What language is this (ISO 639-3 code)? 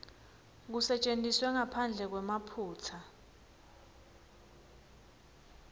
ssw